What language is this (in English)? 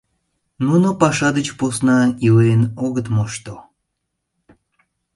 Mari